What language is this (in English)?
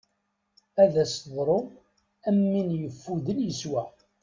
Kabyle